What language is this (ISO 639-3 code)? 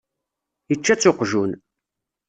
kab